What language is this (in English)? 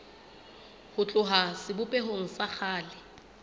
Southern Sotho